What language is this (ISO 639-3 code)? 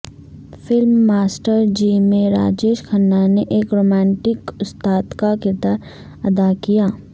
urd